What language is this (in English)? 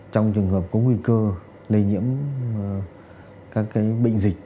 Vietnamese